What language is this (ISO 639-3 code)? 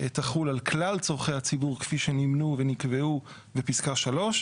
heb